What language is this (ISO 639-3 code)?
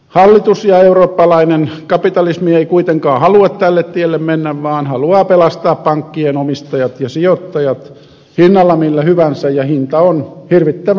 fin